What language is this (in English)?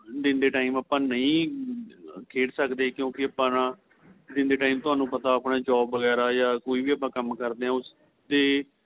Punjabi